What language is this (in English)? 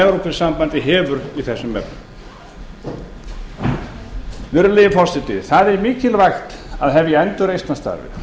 Icelandic